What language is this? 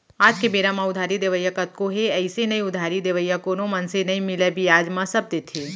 Chhattisgarhi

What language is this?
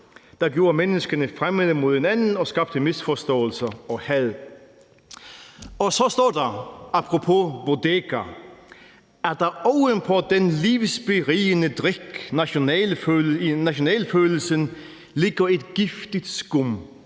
Danish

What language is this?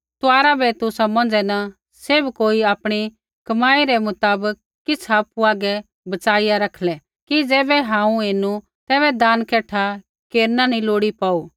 Kullu Pahari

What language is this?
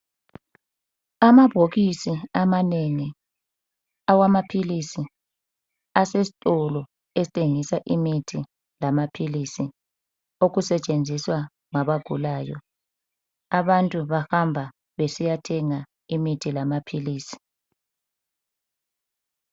North Ndebele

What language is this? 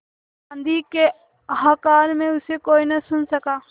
Hindi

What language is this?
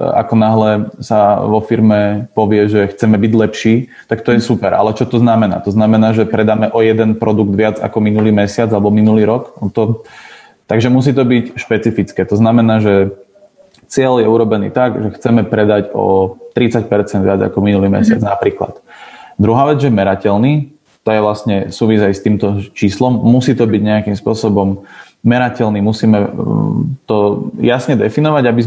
Slovak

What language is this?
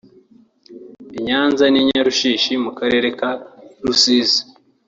Kinyarwanda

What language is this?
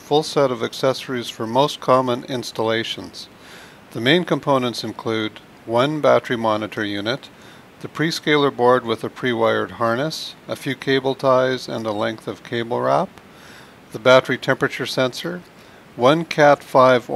English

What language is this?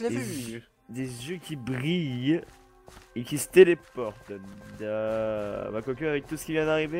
French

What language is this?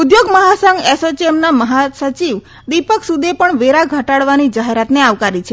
Gujarati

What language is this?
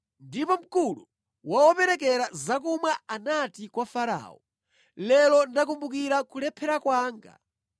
Nyanja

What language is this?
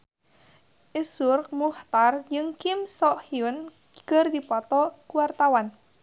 Sundanese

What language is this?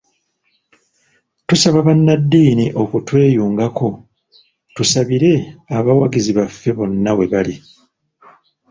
Ganda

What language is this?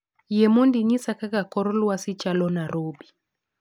Luo (Kenya and Tanzania)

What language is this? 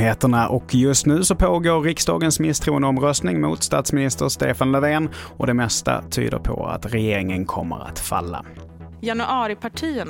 Swedish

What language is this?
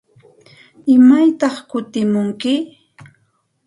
Santa Ana de Tusi Pasco Quechua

